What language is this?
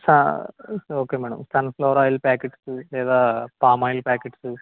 Telugu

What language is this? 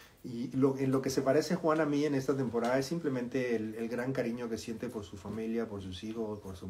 Spanish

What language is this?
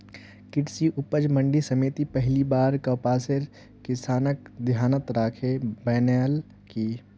Magahi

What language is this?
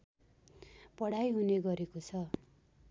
Nepali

